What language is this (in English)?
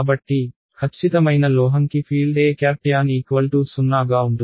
Telugu